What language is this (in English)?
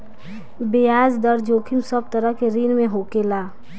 Bhojpuri